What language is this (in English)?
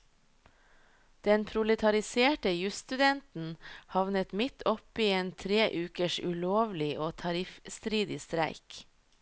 Norwegian